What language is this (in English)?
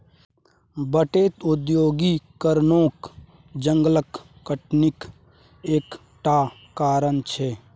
Maithili